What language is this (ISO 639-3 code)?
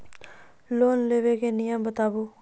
mai